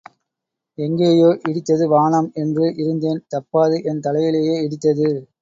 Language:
Tamil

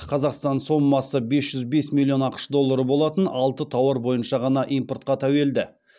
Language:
Kazakh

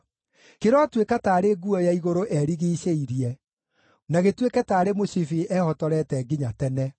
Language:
Kikuyu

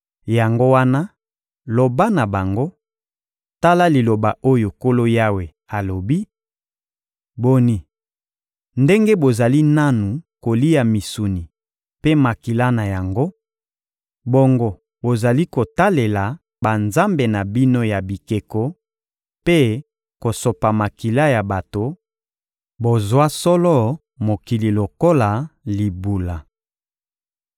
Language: Lingala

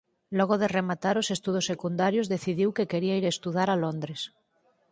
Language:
Galician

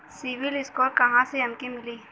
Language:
Bhojpuri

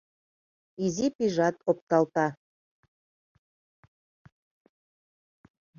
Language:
Mari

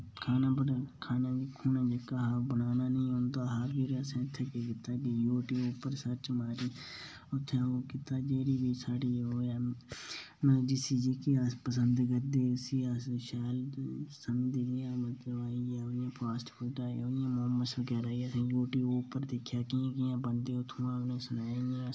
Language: Dogri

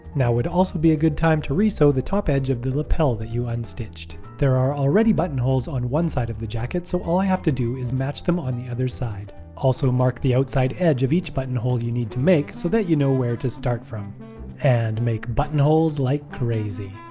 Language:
English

